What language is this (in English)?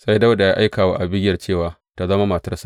Hausa